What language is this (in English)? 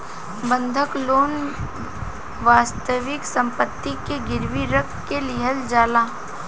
Bhojpuri